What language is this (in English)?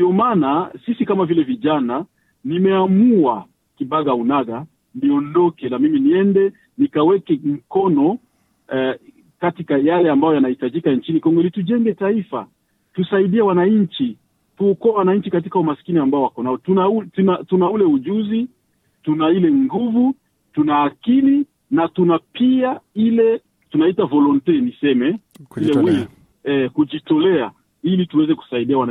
Swahili